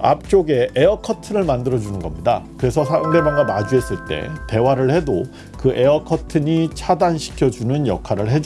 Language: Korean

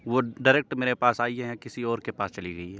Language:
Urdu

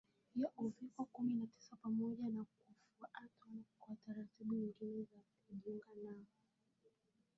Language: Swahili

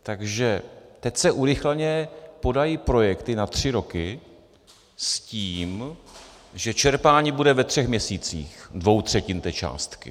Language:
Czech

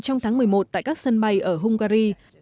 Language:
Vietnamese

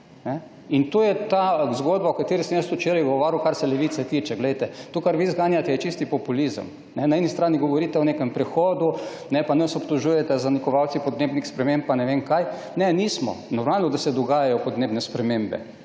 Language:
Slovenian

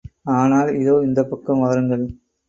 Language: Tamil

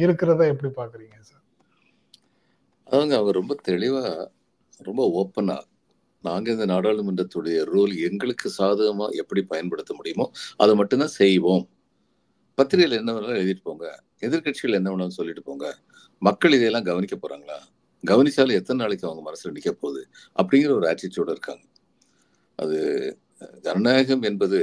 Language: Tamil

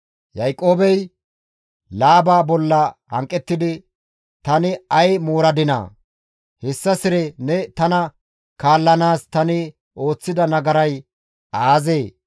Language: Gamo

